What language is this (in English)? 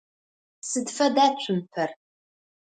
Adyghe